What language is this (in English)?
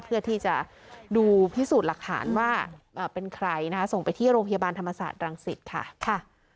Thai